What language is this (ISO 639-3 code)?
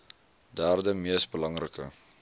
afr